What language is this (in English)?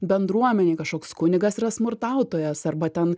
Lithuanian